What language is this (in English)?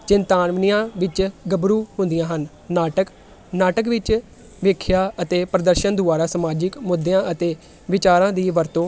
Punjabi